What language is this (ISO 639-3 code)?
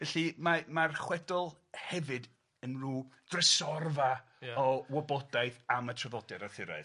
cym